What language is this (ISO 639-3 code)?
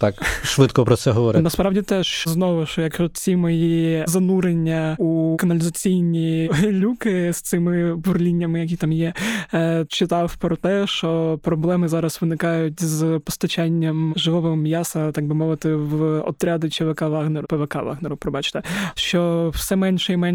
ukr